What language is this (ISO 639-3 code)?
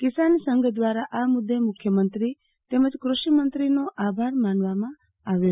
guj